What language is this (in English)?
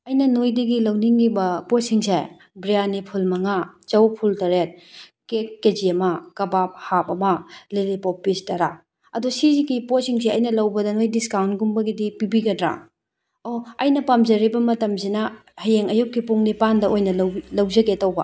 Manipuri